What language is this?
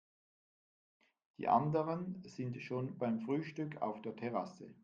German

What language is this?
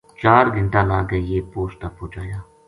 Gujari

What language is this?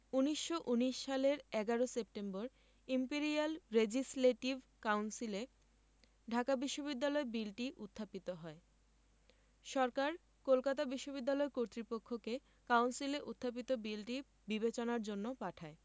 Bangla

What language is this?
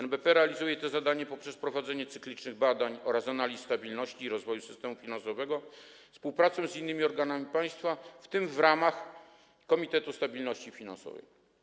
Polish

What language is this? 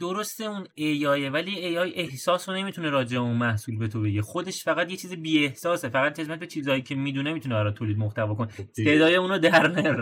Persian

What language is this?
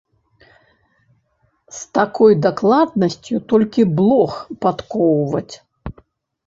Belarusian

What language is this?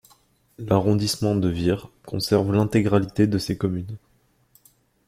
French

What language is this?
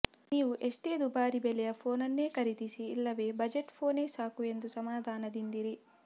Kannada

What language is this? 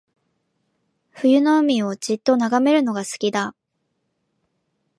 Japanese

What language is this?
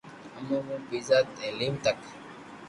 Loarki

